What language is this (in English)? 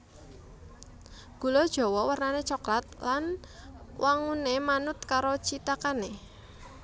Javanese